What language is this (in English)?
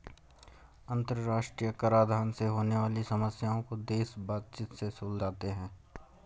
Hindi